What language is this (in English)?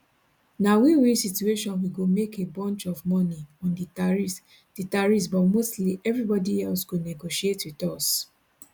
Nigerian Pidgin